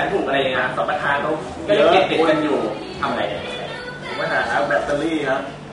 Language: Thai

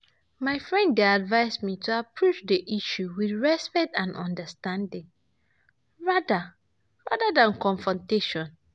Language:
Nigerian Pidgin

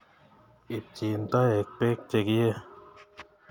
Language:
Kalenjin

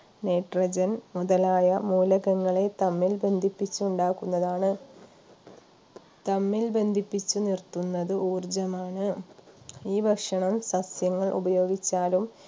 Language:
Malayalam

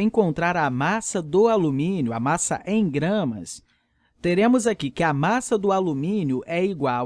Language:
Portuguese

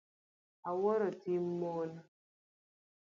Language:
Luo (Kenya and Tanzania)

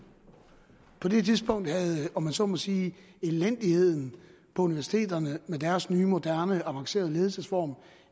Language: Danish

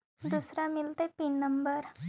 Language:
Magahi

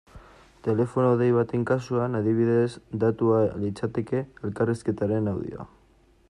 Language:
Basque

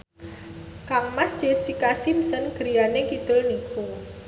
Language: Javanese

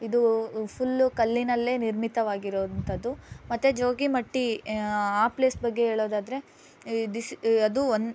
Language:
Kannada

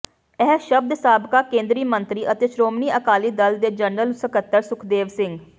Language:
Punjabi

